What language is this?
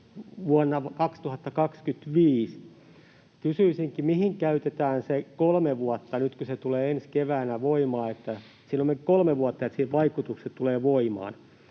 Finnish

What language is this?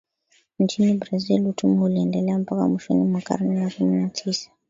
Swahili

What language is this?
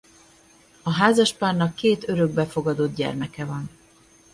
Hungarian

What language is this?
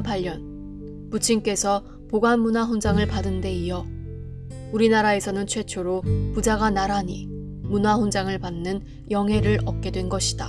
Korean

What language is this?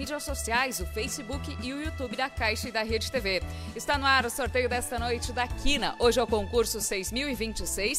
Portuguese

